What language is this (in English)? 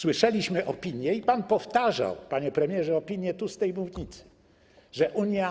Polish